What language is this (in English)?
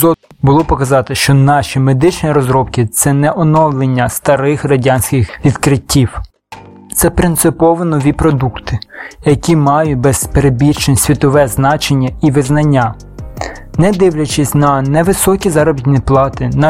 Ukrainian